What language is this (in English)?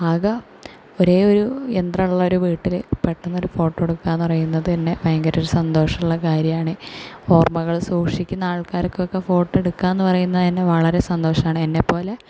Malayalam